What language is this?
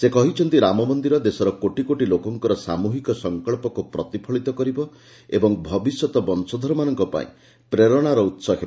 Odia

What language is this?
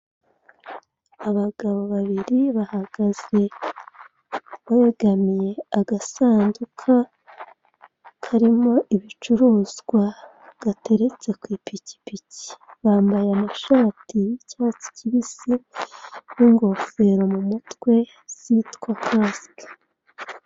Kinyarwanda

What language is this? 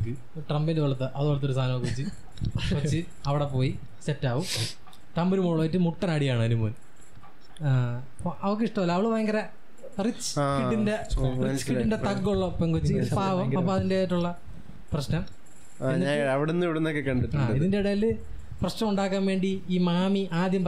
Malayalam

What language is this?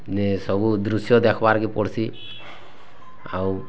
Odia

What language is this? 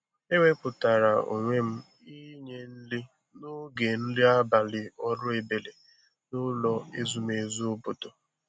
Igbo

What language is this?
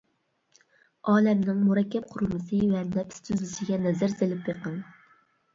Uyghur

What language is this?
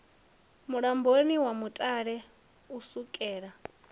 Venda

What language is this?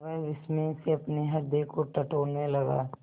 Hindi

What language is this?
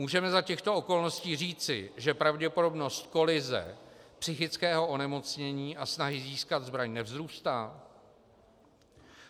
Czech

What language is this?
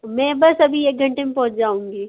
Hindi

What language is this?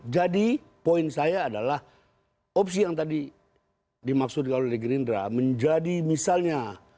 Indonesian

